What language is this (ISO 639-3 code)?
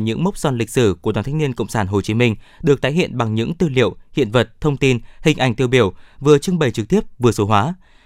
vie